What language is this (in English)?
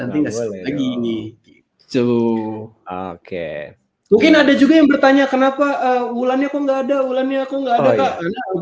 Indonesian